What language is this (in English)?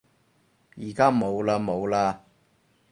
Cantonese